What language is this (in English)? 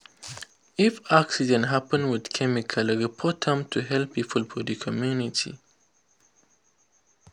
Nigerian Pidgin